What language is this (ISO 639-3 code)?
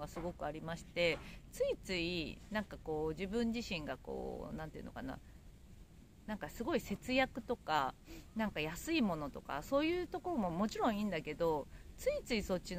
jpn